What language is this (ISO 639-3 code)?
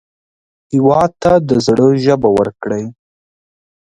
pus